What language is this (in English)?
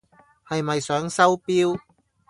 Cantonese